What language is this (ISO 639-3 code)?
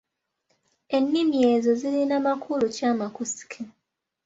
lug